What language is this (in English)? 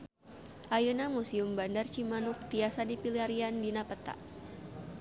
Sundanese